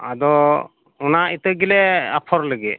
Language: Santali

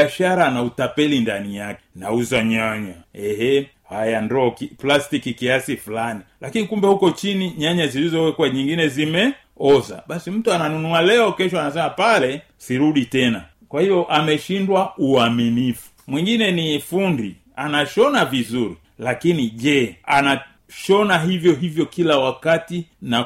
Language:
Swahili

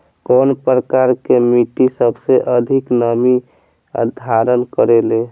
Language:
Bhojpuri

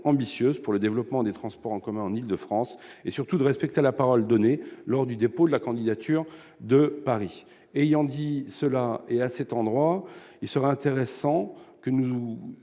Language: French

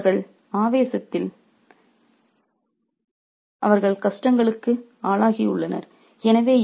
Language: Tamil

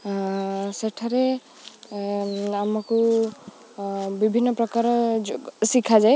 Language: Odia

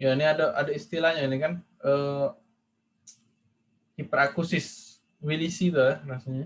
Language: Indonesian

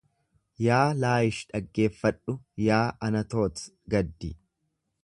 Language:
Oromo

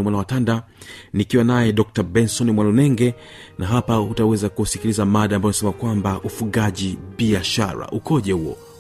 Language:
Swahili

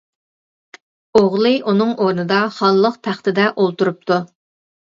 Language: Uyghur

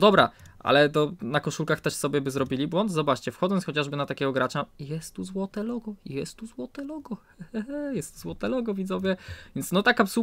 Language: Polish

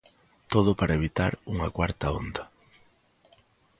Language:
Galician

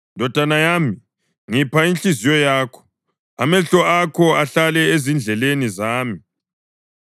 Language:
North Ndebele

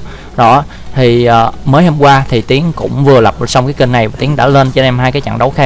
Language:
Vietnamese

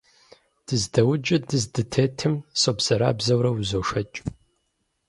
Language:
Kabardian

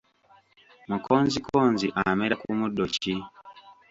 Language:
Ganda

